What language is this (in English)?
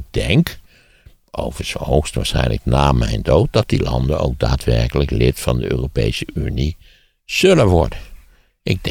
Dutch